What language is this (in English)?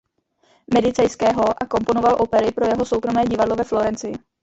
Czech